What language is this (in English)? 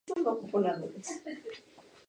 Spanish